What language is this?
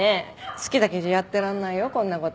Japanese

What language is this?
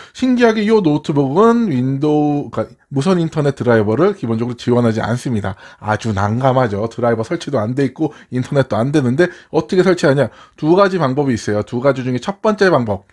Korean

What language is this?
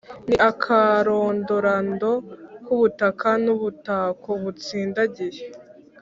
Kinyarwanda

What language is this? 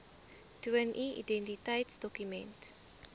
Afrikaans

